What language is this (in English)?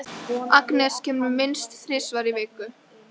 Icelandic